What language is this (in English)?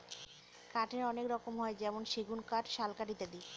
Bangla